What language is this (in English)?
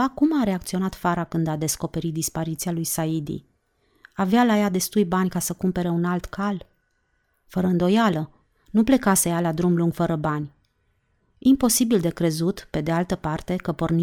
Romanian